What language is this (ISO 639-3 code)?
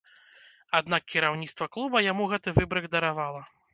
bel